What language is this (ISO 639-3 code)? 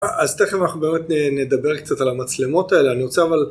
heb